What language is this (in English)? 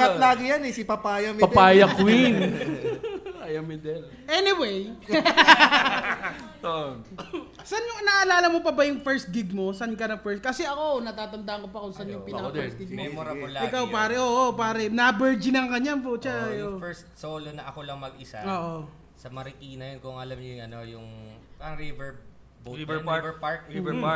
Filipino